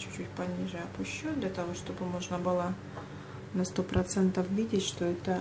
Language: Russian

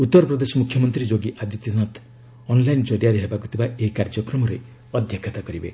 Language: Odia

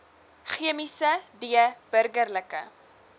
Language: Afrikaans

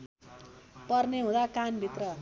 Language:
Nepali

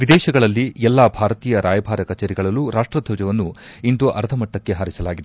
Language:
Kannada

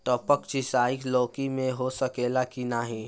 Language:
Bhojpuri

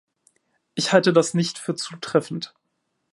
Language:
German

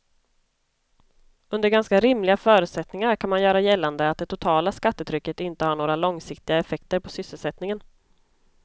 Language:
Swedish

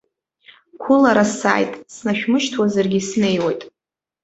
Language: Abkhazian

